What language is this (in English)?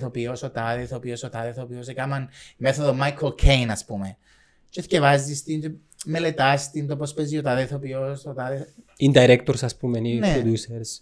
Greek